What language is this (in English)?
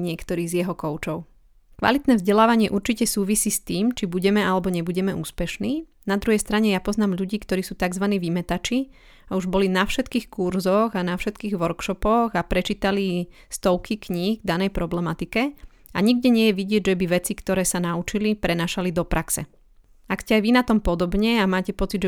Slovak